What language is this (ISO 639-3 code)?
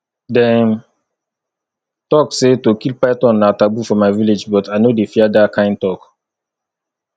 pcm